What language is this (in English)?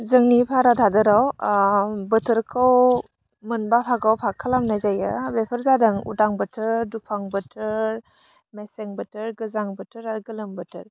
Bodo